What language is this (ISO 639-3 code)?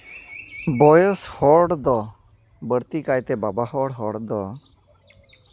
sat